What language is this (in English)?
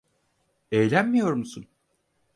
Turkish